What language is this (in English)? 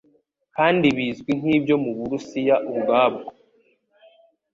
Kinyarwanda